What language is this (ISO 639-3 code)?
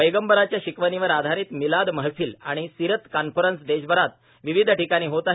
mar